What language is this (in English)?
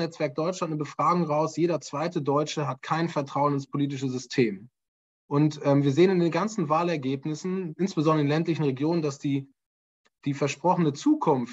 German